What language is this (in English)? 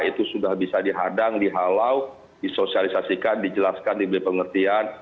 Indonesian